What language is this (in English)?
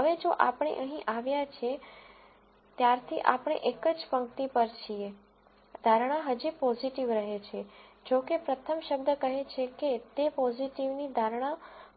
Gujarati